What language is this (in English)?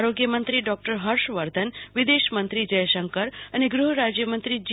Gujarati